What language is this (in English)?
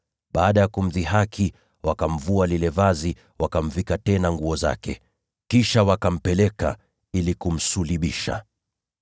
Swahili